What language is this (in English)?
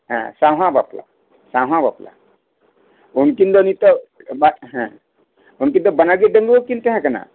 Santali